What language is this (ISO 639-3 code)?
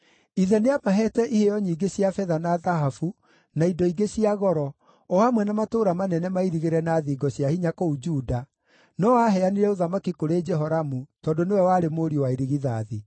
kik